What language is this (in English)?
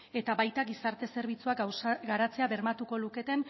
Basque